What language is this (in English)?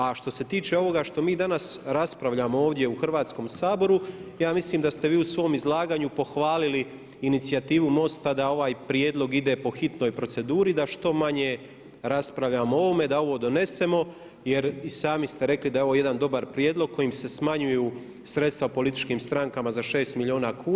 Croatian